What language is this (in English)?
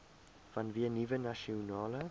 Afrikaans